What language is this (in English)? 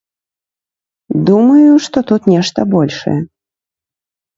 Belarusian